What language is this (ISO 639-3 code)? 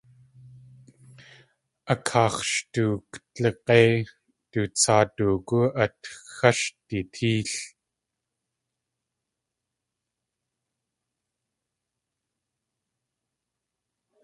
tli